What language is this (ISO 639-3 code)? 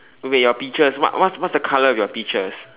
eng